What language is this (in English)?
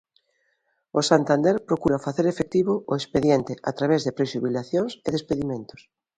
Galician